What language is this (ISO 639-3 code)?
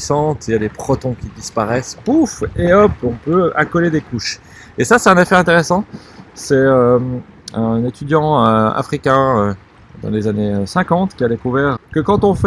fra